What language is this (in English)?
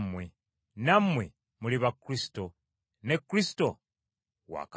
Ganda